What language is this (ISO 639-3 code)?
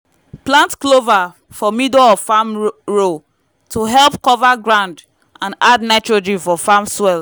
pcm